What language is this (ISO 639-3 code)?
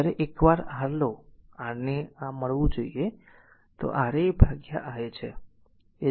guj